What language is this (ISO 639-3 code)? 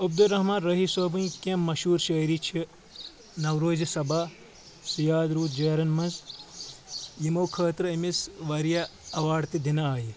kas